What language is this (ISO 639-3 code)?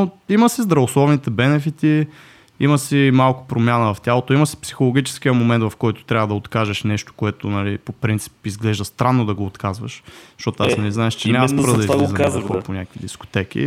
bul